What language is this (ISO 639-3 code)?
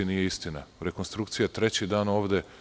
srp